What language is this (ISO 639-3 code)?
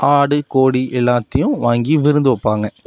tam